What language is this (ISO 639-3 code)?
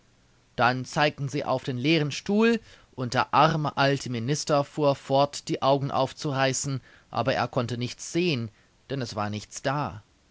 deu